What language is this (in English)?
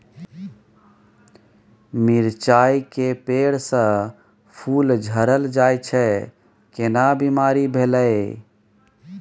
Maithili